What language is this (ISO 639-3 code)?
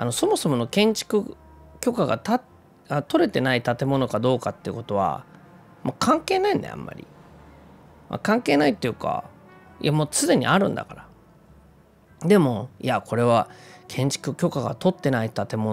jpn